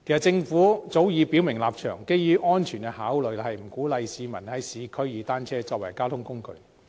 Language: Cantonese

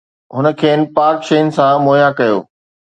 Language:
Sindhi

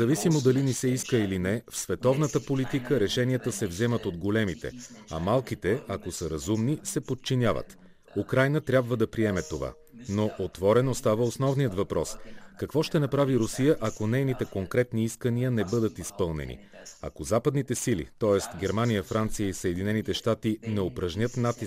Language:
Bulgarian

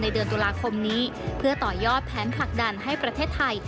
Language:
Thai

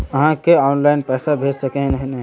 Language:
Magahi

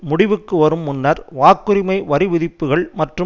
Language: Tamil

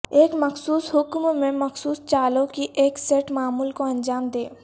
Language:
Urdu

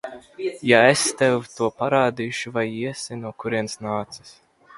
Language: Latvian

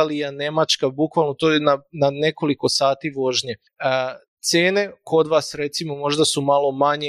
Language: Croatian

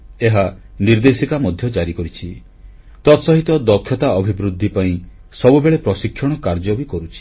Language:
Odia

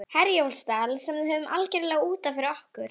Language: Icelandic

